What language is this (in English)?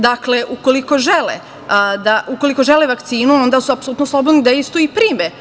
Serbian